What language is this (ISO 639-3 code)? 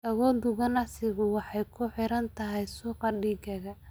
som